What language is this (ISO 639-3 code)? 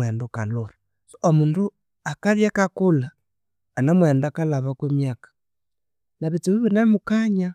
koo